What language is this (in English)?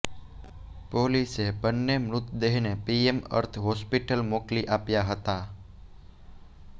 Gujarati